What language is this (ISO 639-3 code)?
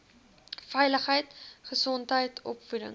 afr